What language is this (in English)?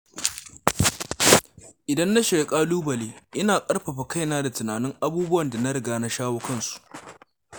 Hausa